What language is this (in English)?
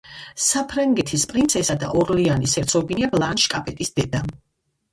Georgian